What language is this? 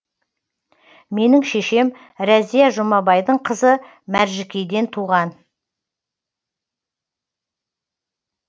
Kazakh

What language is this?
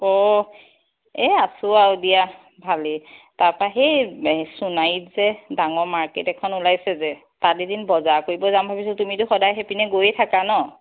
Assamese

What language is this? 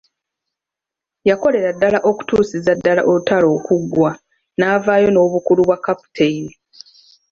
Ganda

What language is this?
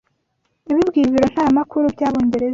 Kinyarwanda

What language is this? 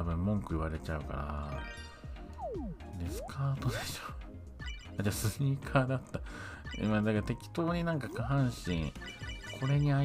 Japanese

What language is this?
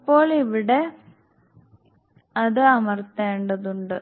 Malayalam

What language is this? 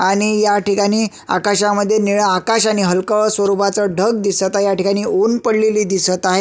Marathi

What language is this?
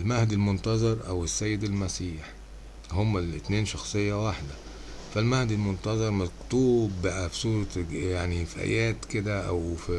Arabic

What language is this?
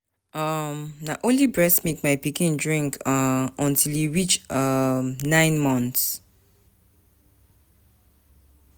Nigerian Pidgin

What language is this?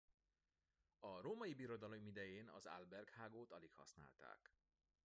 Hungarian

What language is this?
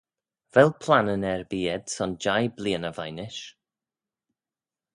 Manx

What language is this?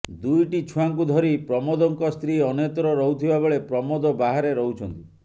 Odia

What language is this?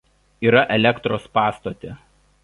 Lithuanian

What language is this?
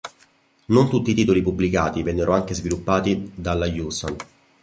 Italian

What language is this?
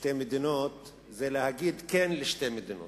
Hebrew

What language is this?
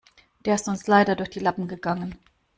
German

